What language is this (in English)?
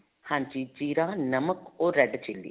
Punjabi